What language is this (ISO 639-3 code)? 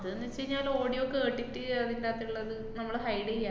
mal